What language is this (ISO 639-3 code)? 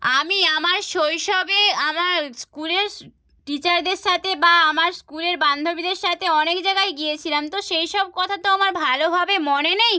ben